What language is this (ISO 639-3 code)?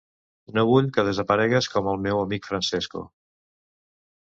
cat